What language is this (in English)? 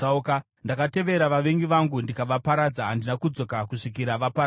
Shona